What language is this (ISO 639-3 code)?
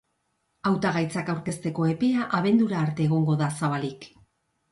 eus